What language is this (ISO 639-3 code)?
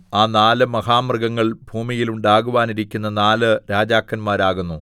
mal